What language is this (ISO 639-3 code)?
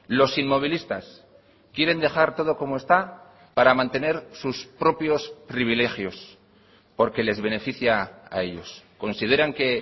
spa